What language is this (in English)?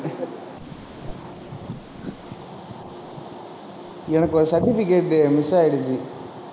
Tamil